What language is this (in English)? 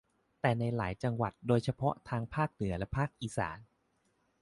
Thai